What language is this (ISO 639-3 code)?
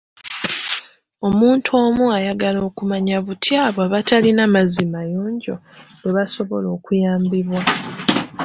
lug